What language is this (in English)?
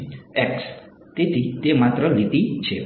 Gujarati